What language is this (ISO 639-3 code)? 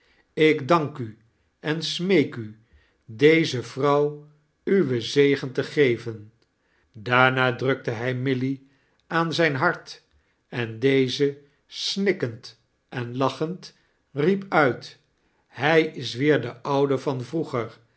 nld